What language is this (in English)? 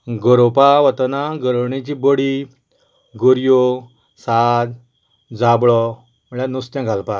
Konkani